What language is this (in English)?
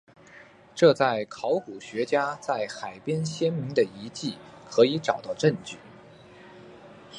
Chinese